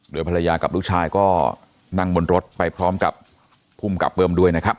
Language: Thai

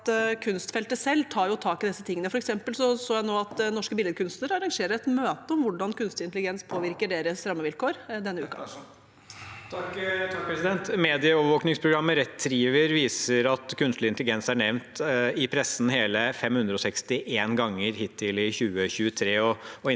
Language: Norwegian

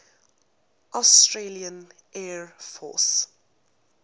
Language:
English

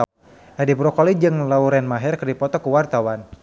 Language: Sundanese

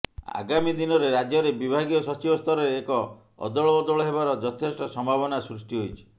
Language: Odia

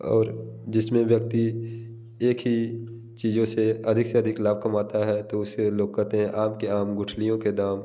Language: Hindi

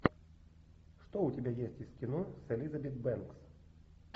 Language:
Russian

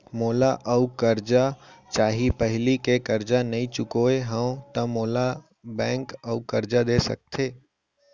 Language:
Chhattisgarhi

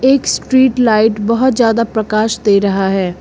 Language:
Hindi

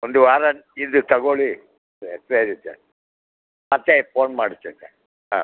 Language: Kannada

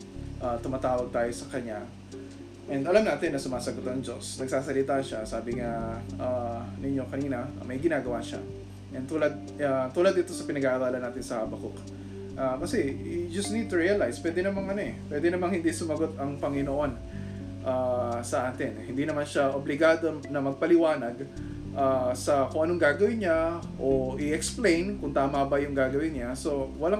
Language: Filipino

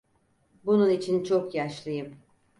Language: Turkish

